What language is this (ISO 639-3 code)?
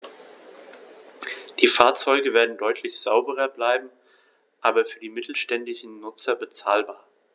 deu